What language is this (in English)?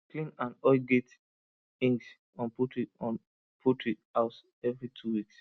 Nigerian Pidgin